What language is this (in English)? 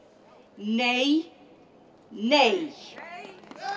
Icelandic